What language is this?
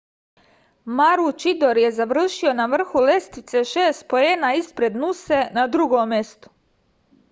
Serbian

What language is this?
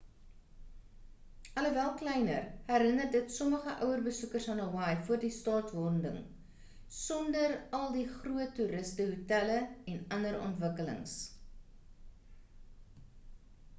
Afrikaans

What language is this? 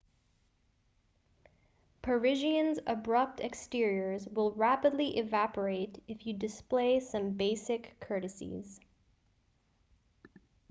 English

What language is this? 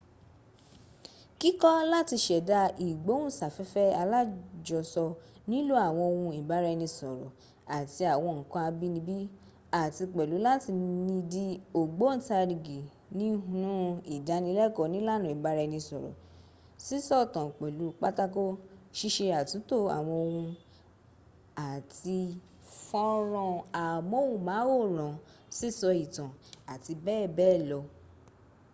Yoruba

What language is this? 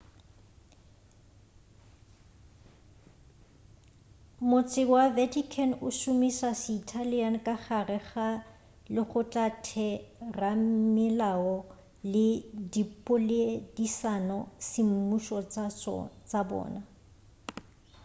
Northern Sotho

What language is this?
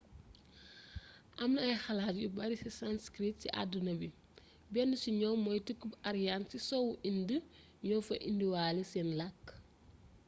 Wolof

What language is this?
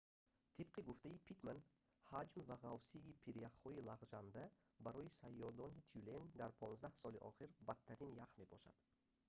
Tajik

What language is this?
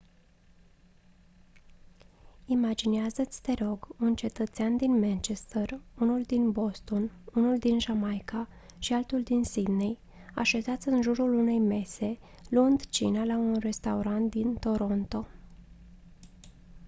Romanian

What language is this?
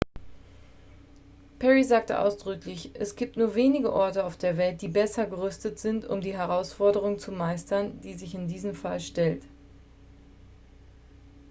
German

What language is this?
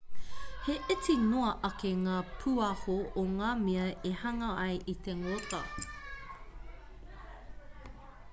Māori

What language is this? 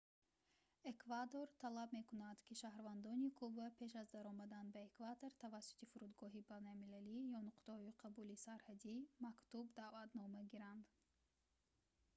Tajik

